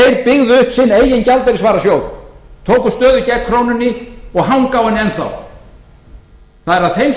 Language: Icelandic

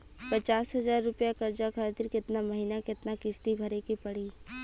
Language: Bhojpuri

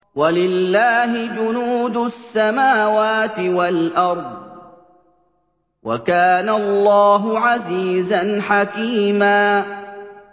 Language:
Arabic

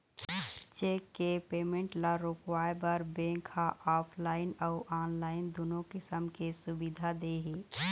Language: Chhattisgarhi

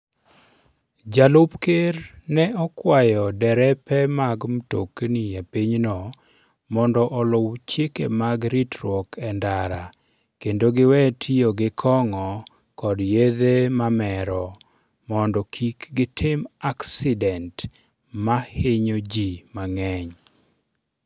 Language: Luo (Kenya and Tanzania)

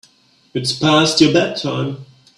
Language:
English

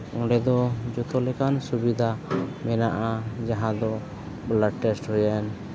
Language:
Santali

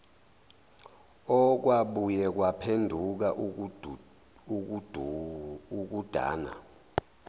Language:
Zulu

